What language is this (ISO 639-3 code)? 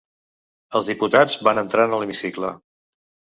cat